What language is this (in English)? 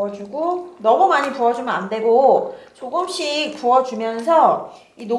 Korean